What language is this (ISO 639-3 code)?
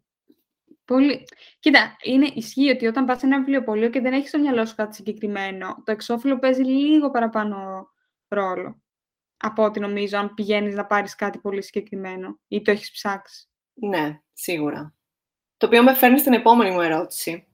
ell